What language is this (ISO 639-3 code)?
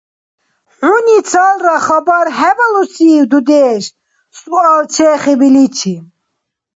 dar